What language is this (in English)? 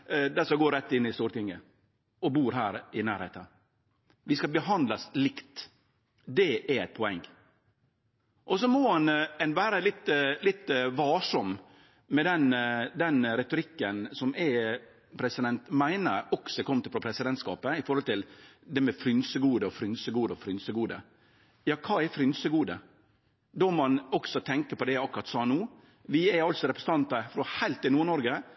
Norwegian Nynorsk